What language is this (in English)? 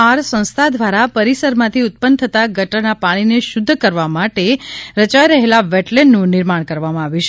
Gujarati